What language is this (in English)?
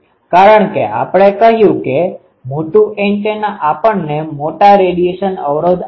Gujarati